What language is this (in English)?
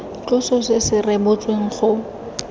Tswana